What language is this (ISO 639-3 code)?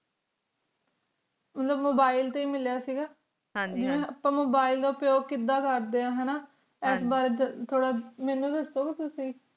pan